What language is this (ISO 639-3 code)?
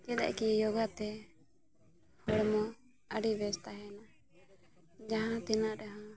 sat